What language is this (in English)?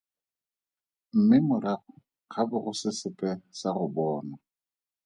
Tswana